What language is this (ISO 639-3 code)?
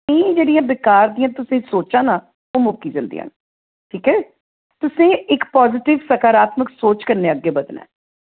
doi